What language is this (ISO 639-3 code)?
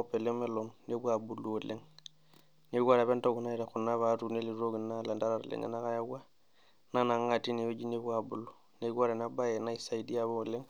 mas